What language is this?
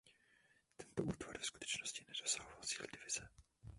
Czech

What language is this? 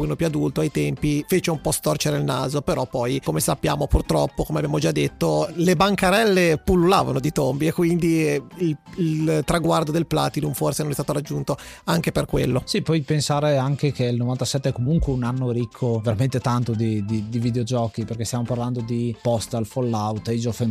Italian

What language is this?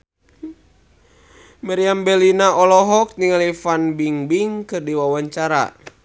Sundanese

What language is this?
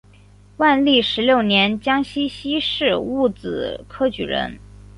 Chinese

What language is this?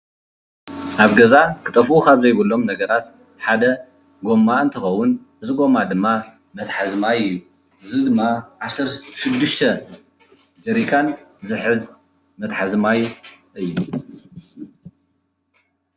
Tigrinya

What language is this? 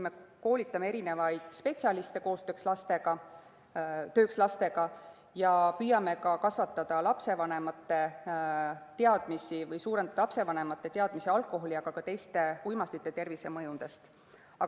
Estonian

